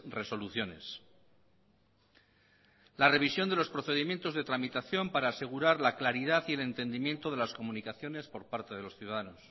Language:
Spanish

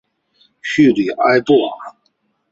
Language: Chinese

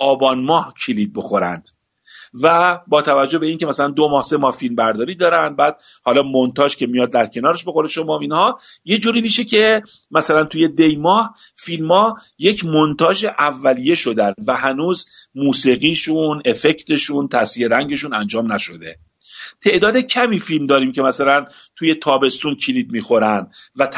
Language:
Persian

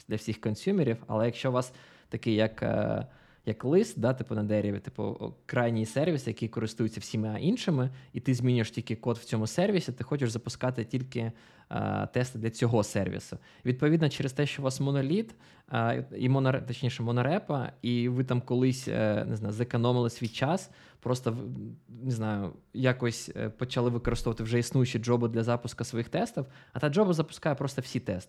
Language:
Ukrainian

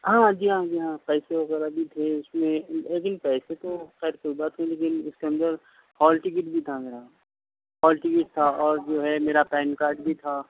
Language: Urdu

